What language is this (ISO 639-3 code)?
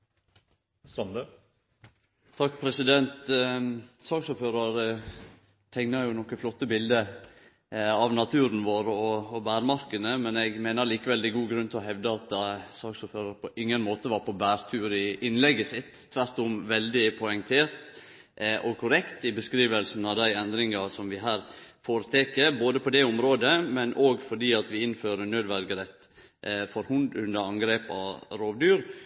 nno